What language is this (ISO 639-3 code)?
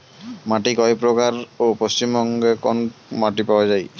ben